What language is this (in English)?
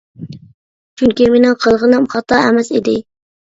Uyghur